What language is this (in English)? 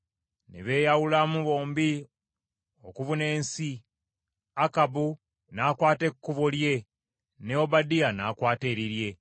Ganda